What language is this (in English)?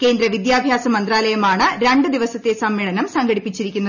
Malayalam